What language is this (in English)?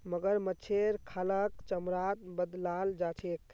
Magahi